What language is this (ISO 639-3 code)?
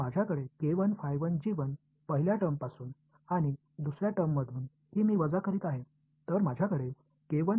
tam